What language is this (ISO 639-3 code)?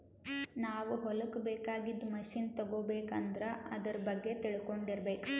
kan